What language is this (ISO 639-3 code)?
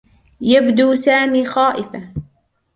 ara